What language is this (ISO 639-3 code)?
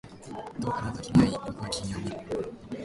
jpn